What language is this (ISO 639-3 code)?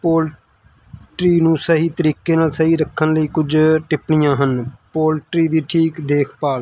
pan